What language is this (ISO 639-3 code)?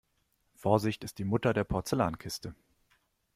deu